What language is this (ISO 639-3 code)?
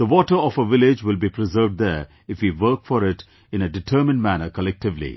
eng